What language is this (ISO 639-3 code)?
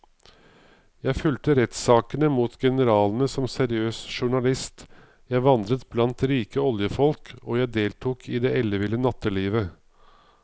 nor